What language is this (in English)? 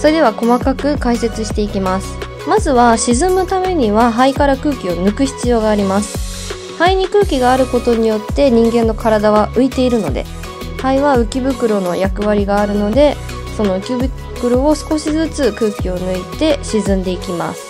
Japanese